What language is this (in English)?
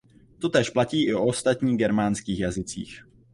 Czech